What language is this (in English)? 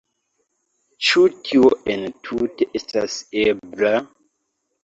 Esperanto